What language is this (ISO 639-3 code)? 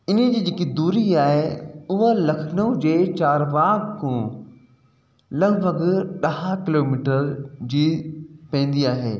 snd